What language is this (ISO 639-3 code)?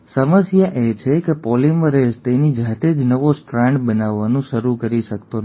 guj